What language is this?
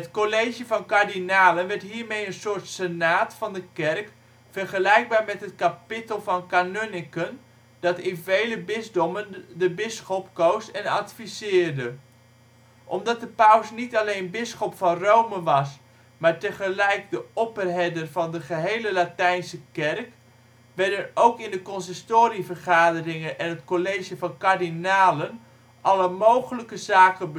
Dutch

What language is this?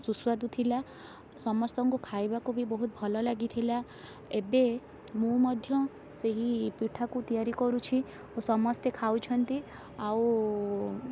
Odia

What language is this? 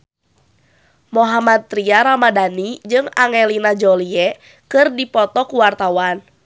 Sundanese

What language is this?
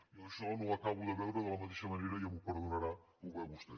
Catalan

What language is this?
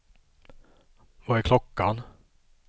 Swedish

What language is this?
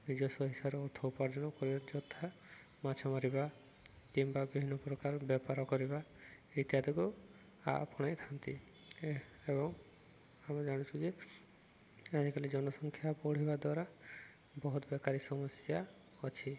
Odia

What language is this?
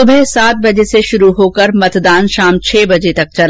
Hindi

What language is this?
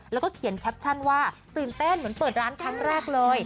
Thai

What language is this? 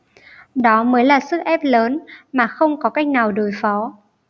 Vietnamese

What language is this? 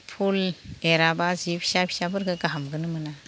Bodo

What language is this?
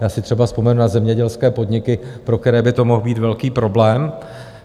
Czech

